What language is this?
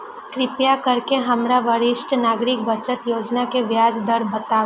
Maithili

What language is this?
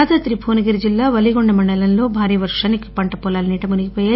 Telugu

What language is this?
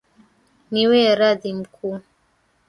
Swahili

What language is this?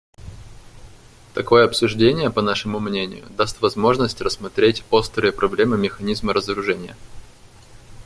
Russian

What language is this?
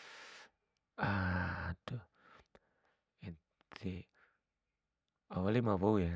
Bima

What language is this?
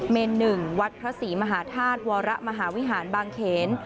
Thai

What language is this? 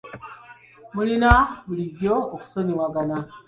Ganda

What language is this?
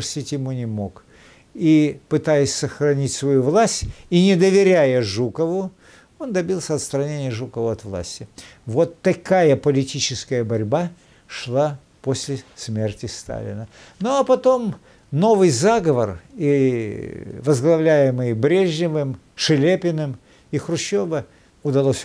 Russian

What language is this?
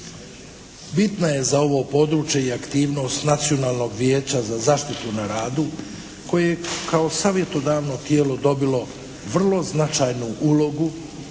Croatian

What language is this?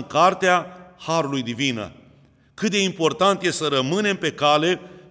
Romanian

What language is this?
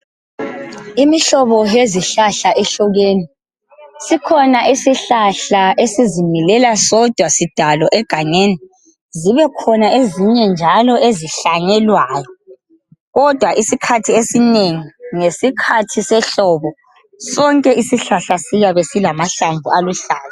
North Ndebele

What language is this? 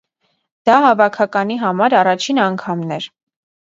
Armenian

